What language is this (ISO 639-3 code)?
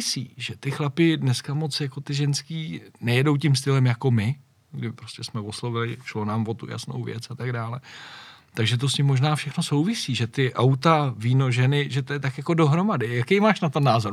ces